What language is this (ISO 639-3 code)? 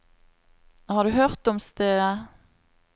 nor